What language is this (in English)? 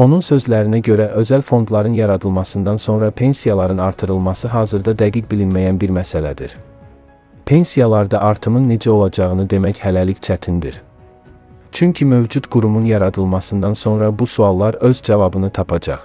Turkish